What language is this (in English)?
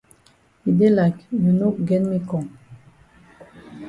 Cameroon Pidgin